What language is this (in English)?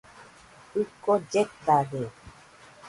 Nüpode Huitoto